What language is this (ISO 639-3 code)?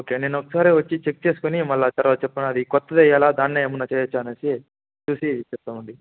tel